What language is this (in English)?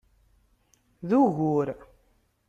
Kabyle